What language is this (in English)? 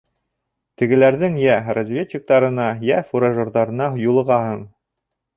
Bashkir